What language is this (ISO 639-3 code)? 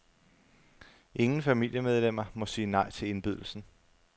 dan